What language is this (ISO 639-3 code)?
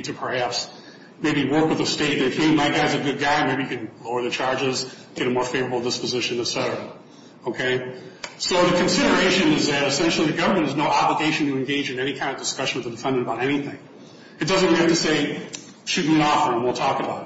eng